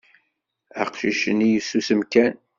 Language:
Kabyle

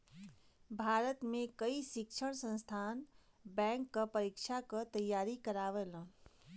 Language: Bhojpuri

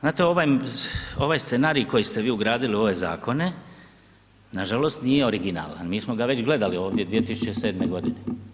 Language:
Croatian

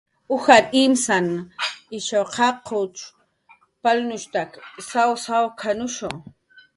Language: Jaqaru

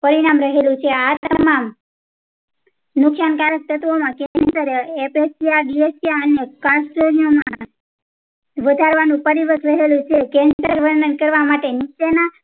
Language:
Gujarati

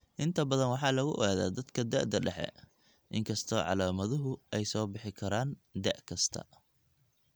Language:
Somali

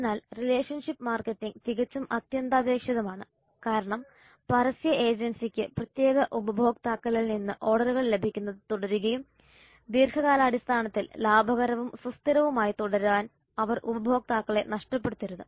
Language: Malayalam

